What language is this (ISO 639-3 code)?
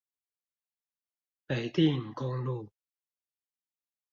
zho